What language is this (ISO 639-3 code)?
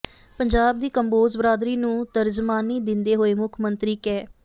pan